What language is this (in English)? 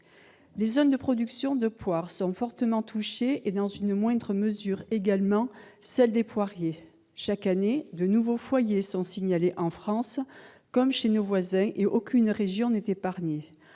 French